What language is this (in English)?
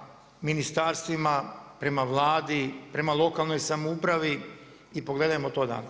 Croatian